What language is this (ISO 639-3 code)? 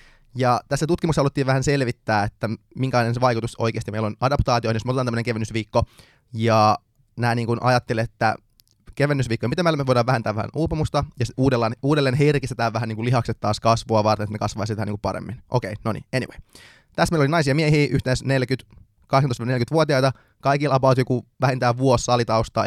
fin